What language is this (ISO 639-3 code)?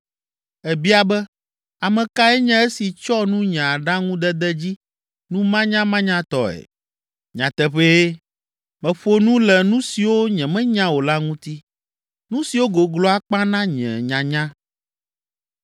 ewe